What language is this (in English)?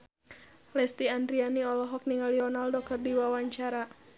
Sundanese